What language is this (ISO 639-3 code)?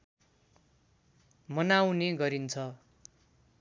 nep